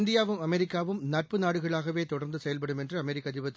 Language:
Tamil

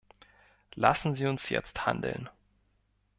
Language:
German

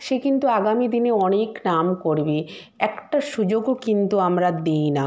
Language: Bangla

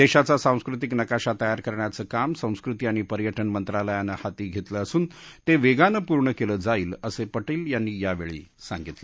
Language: Marathi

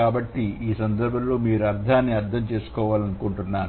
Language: Telugu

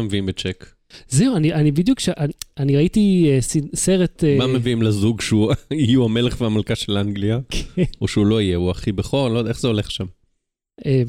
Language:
Hebrew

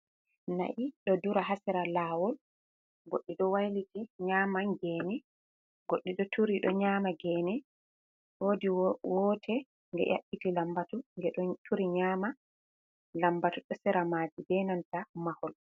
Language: Fula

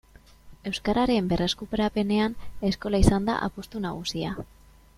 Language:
Basque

